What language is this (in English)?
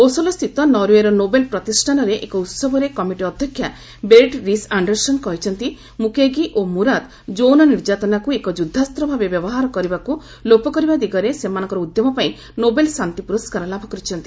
Odia